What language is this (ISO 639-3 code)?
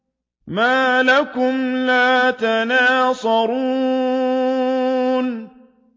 ara